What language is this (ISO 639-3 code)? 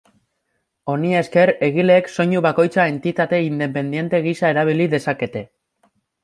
eus